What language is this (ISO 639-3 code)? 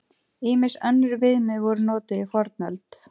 isl